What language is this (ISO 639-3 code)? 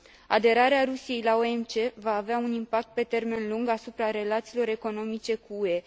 ron